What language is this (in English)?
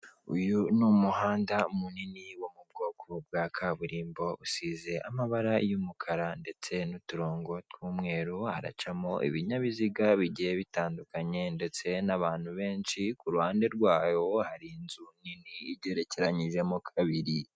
Kinyarwanda